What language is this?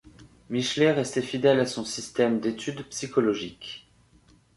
French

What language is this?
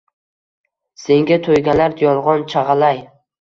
Uzbek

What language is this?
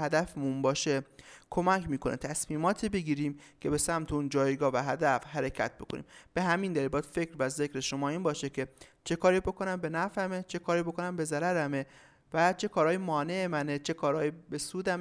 Persian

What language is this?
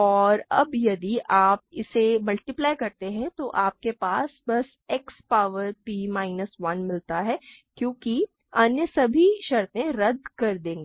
Hindi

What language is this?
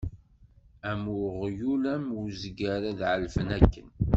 Kabyle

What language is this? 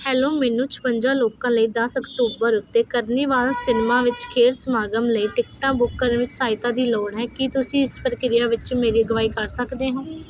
Punjabi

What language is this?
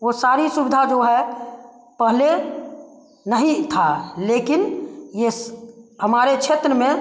Hindi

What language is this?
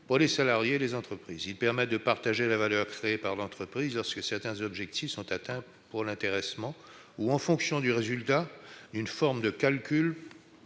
French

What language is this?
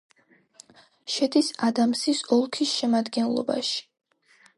Georgian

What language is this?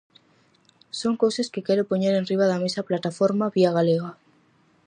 Galician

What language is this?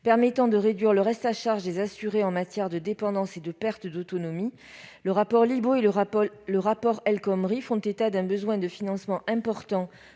French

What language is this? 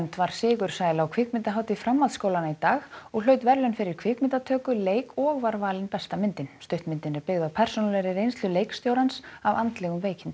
Icelandic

